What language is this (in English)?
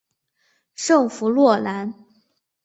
Chinese